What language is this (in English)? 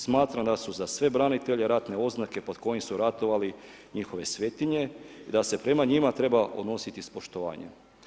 Croatian